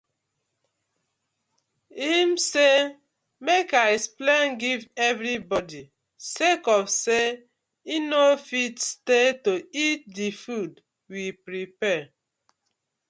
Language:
Nigerian Pidgin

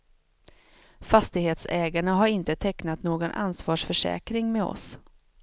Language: Swedish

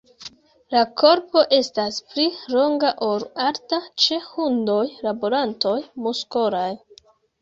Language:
Esperanto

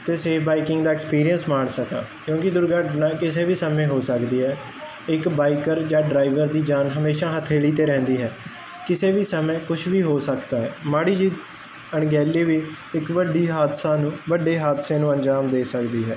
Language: Punjabi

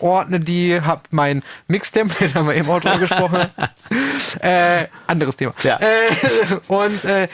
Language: German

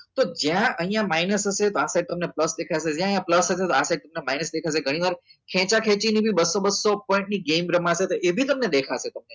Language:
Gujarati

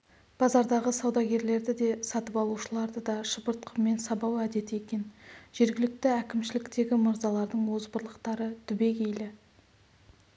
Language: Kazakh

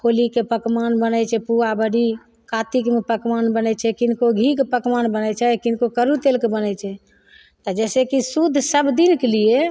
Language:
Maithili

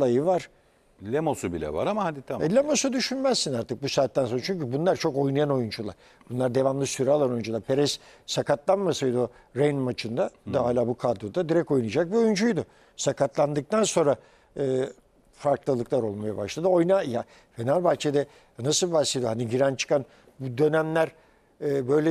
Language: Turkish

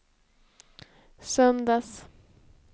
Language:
Swedish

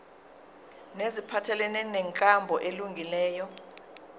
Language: Zulu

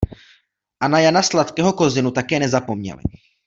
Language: Czech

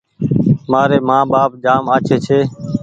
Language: Goaria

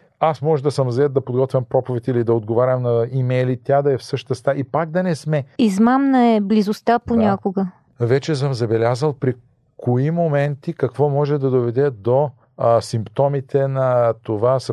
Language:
Bulgarian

